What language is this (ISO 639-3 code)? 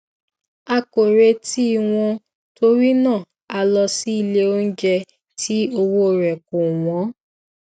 yor